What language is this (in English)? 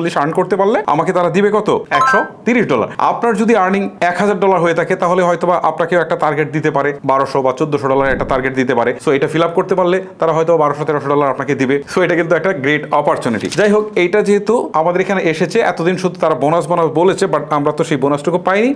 Bangla